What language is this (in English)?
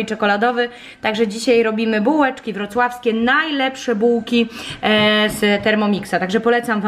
Polish